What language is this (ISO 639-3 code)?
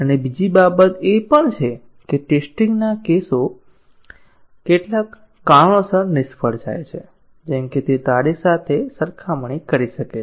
guj